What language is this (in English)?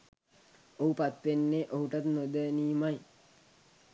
Sinhala